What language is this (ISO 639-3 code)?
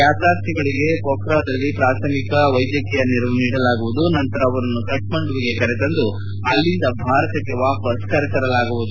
kan